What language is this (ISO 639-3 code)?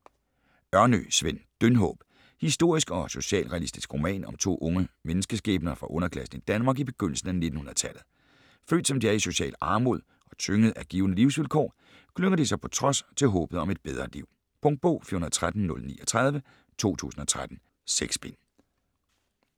dan